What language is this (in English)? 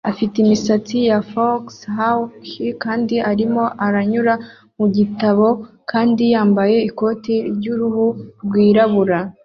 Kinyarwanda